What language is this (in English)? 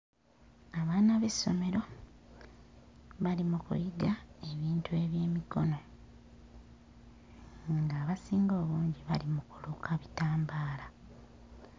Ganda